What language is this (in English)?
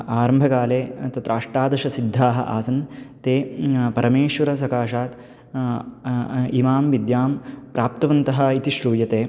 Sanskrit